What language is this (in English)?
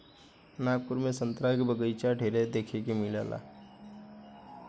Bhojpuri